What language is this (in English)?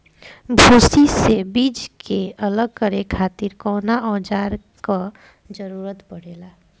Bhojpuri